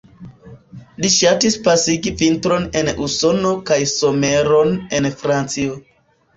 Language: Esperanto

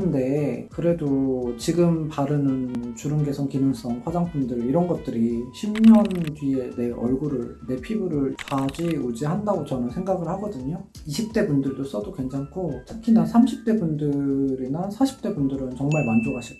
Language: Korean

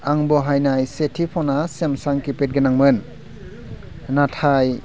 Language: Bodo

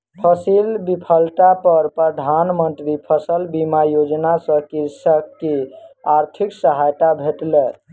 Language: Maithili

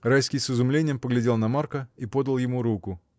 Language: Russian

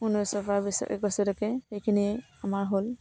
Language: Assamese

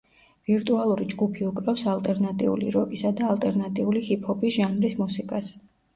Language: Georgian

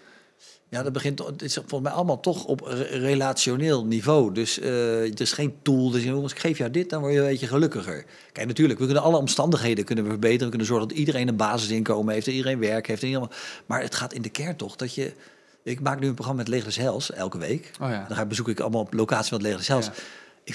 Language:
Dutch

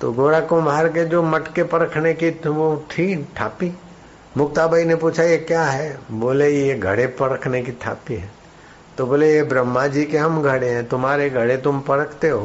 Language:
Hindi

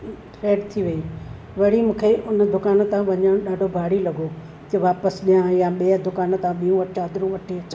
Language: Sindhi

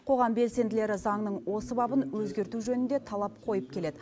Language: Kazakh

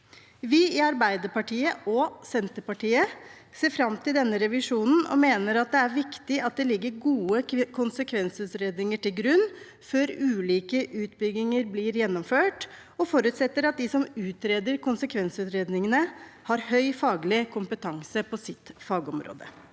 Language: Norwegian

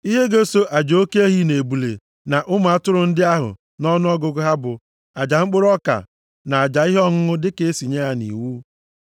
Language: Igbo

